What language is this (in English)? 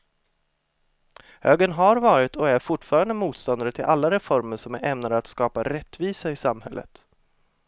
Swedish